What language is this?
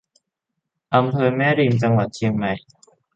Thai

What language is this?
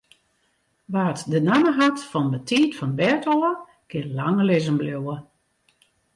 Western Frisian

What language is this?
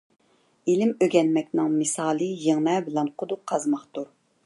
Uyghur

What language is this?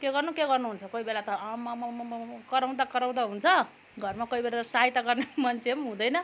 Nepali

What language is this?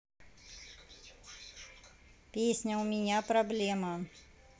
Russian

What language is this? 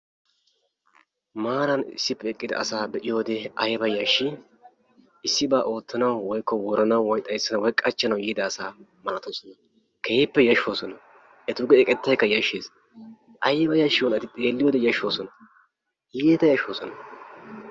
Wolaytta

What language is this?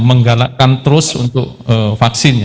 Indonesian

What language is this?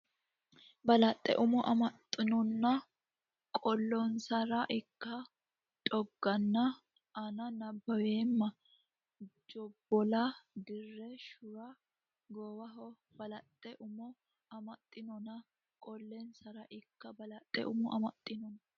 Sidamo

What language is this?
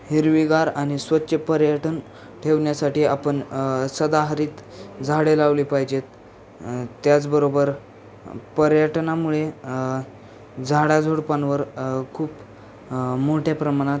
Marathi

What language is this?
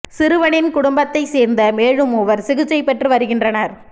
Tamil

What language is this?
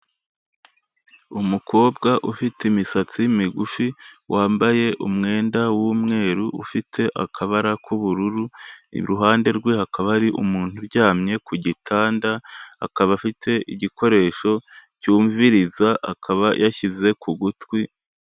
Kinyarwanda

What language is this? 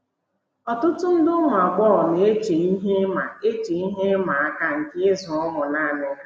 Igbo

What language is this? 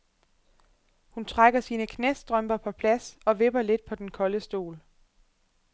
Danish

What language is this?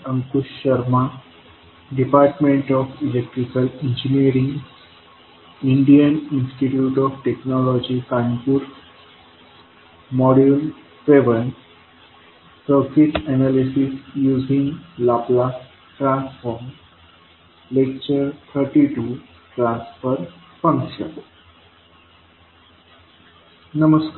Marathi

